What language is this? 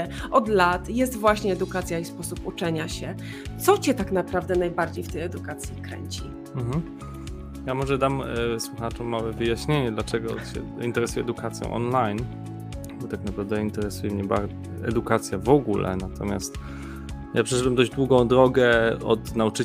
Polish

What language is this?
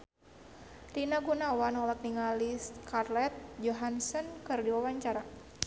Sundanese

